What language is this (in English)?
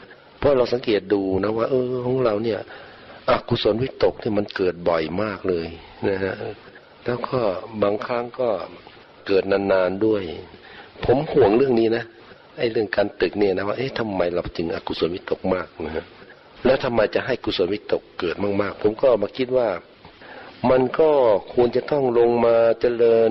Thai